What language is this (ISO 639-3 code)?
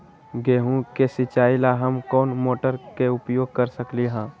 mag